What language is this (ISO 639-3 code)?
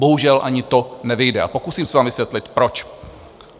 ces